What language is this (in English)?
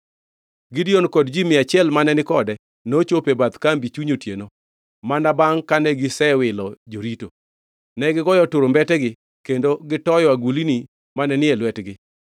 Luo (Kenya and Tanzania)